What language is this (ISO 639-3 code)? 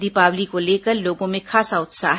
hin